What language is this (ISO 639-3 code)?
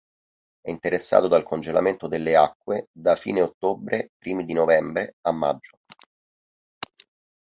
ita